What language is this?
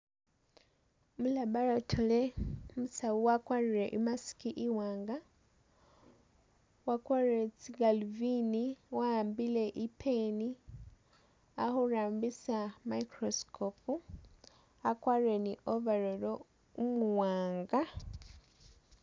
Masaaba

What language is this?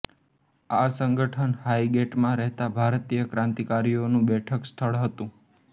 Gujarati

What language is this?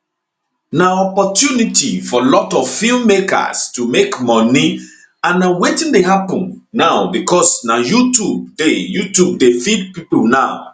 Nigerian Pidgin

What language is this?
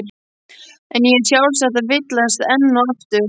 Icelandic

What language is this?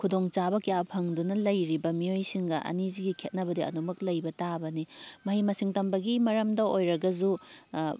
Manipuri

